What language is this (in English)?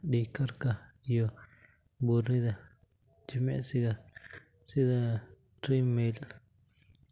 Somali